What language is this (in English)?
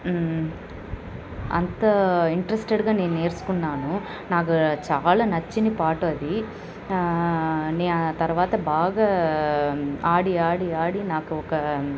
Telugu